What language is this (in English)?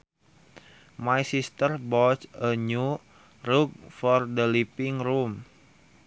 Sundanese